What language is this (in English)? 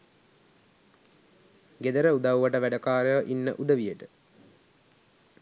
Sinhala